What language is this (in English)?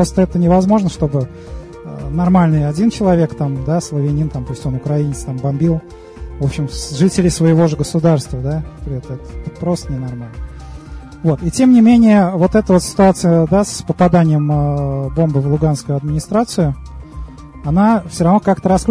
Russian